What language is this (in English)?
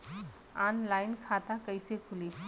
Bhojpuri